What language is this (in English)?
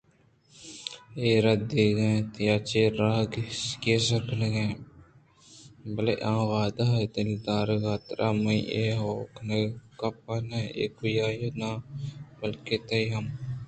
Eastern Balochi